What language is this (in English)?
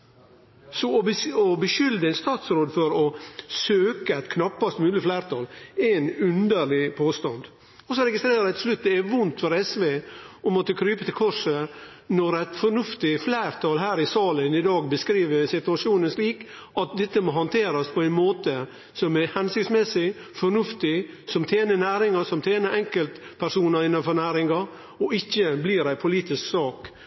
Norwegian Nynorsk